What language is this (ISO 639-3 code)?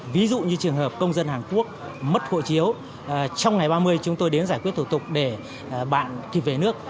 vie